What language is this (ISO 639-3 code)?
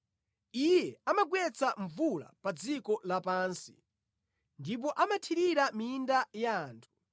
nya